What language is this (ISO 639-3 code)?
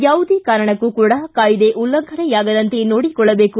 kan